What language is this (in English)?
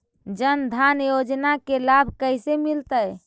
Magahi